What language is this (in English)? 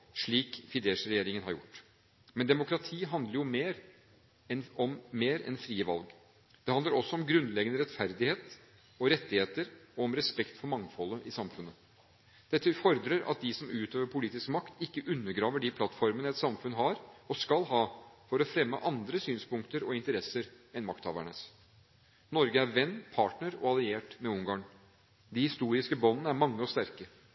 Norwegian Bokmål